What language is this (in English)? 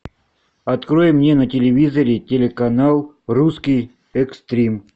Russian